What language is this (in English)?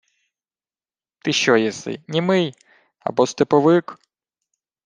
Ukrainian